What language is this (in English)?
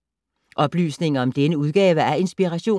Danish